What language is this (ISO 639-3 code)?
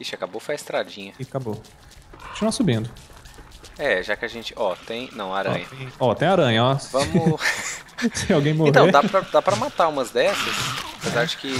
por